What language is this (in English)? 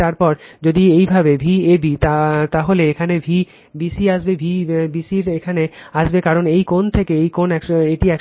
Bangla